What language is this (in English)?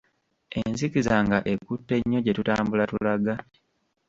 Ganda